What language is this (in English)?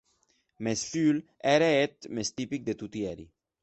Occitan